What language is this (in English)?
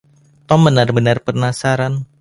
Indonesian